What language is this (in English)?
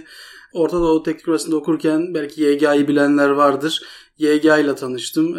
Turkish